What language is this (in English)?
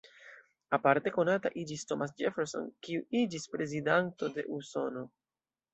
Esperanto